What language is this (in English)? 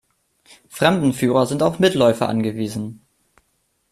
German